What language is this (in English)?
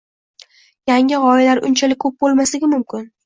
Uzbek